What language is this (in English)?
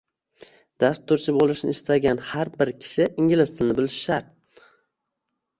Uzbek